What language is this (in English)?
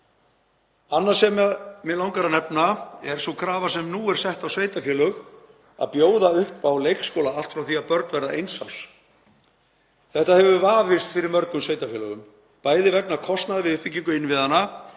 Icelandic